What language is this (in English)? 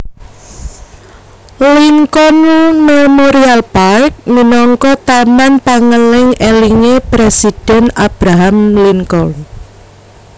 Javanese